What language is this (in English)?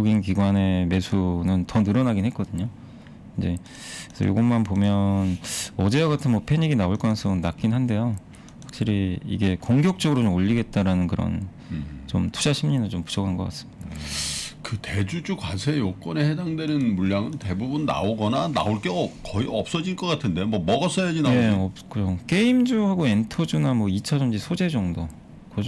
Korean